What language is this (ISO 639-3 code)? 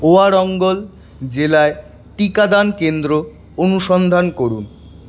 ben